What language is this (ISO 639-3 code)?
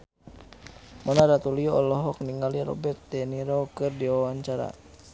sun